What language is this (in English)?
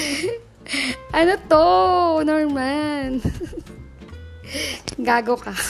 Filipino